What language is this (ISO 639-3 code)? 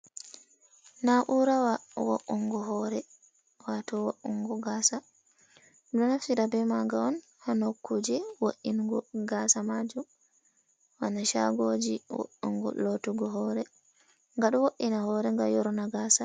ful